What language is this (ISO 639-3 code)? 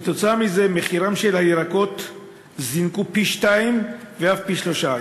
heb